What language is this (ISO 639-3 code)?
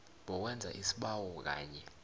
nbl